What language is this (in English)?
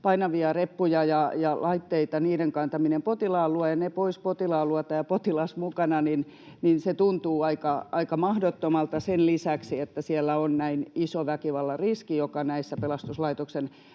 Finnish